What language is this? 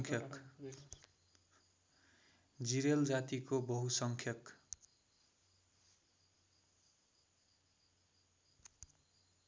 Nepali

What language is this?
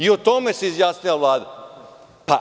Serbian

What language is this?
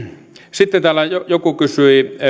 Finnish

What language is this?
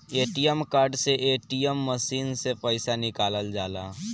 Bhojpuri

